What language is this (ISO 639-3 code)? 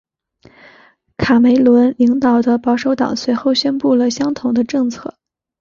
zho